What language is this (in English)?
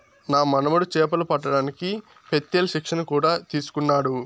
Telugu